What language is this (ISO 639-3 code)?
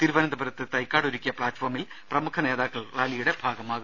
mal